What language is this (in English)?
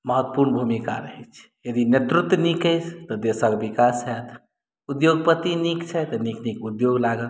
Maithili